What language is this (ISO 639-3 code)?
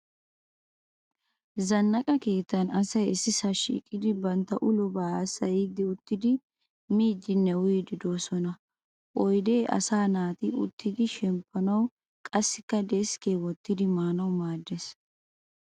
wal